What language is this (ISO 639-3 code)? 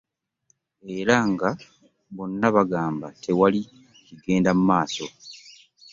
lug